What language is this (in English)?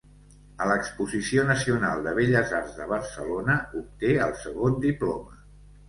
Catalan